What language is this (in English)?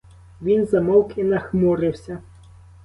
Ukrainian